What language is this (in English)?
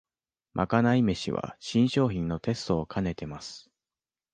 Japanese